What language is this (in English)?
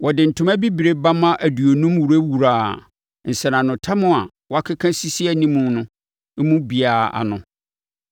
Akan